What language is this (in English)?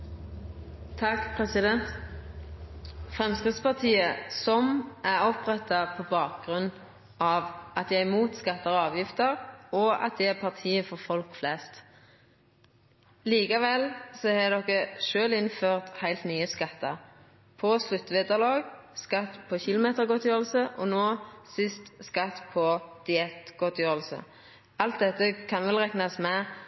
Norwegian Nynorsk